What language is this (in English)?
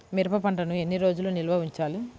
Telugu